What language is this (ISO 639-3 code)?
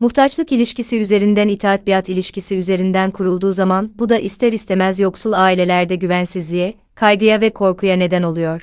tur